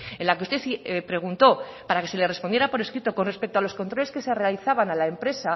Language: Spanish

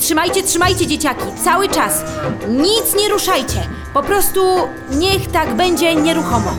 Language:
Polish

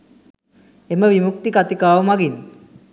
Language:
Sinhala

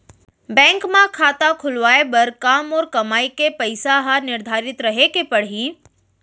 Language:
Chhattisgarhi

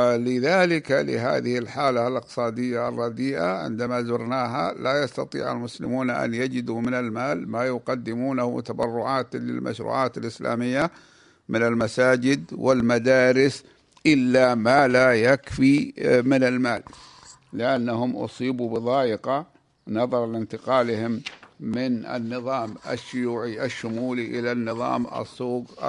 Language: Arabic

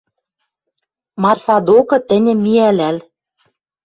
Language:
Western Mari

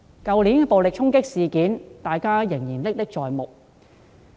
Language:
Cantonese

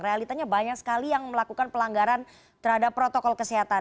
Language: Indonesian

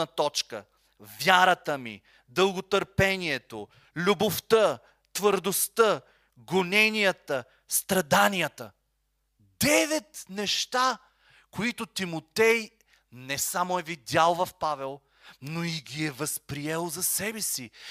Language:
Bulgarian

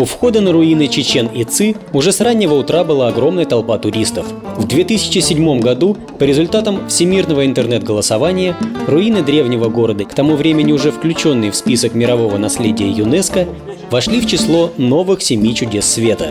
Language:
Russian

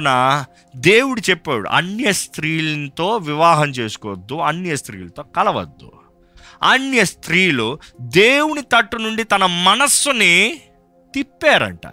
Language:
Telugu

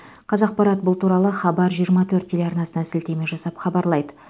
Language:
Kazakh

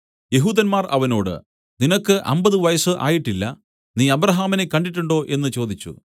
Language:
Malayalam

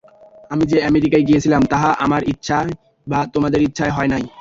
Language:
Bangla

